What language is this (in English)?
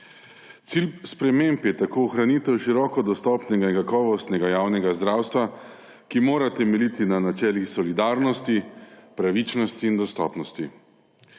Slovenian